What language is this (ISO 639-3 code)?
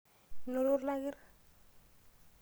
mas